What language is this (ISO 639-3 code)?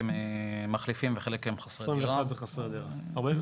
heb